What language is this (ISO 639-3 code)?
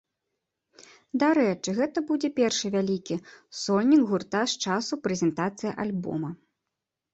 bel